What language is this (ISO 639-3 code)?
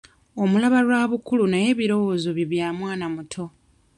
lug